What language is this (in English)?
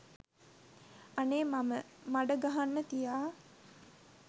Sinhala